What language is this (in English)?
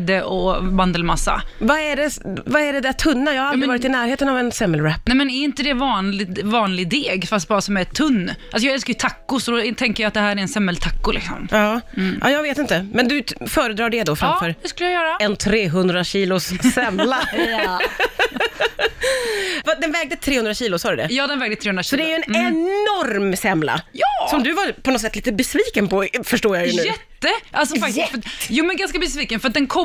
Swedish